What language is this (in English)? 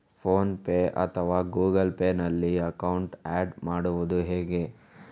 Kannada